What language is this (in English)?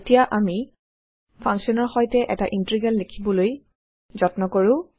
Assamese